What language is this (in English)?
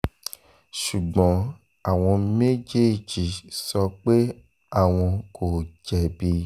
Yoruba